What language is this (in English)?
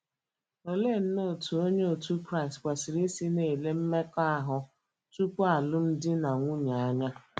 Igbo